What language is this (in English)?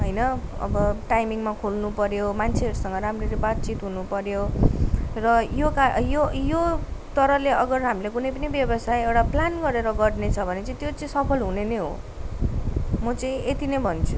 Nepali